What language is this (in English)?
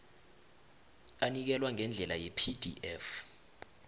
South Ndebele